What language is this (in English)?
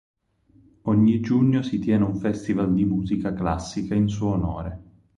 Italian